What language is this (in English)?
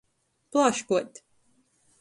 Latgalian